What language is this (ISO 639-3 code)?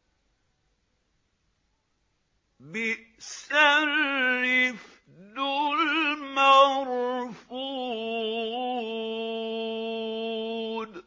ara